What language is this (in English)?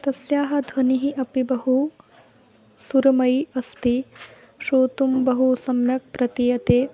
Sanskrit